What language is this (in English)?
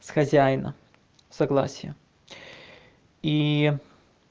Russian